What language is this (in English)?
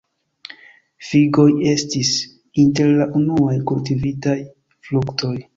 Esperanto